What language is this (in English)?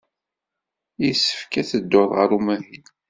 Kabyle